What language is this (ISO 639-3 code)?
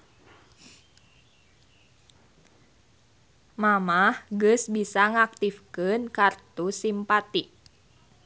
sun